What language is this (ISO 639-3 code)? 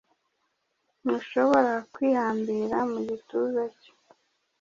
kin